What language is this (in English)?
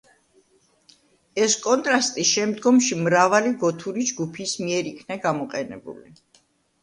Georgian